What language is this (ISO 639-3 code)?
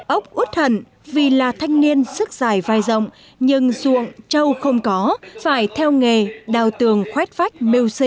vie